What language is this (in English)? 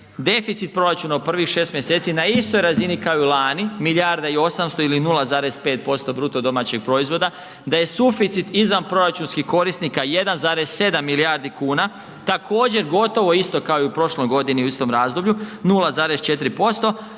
Croatian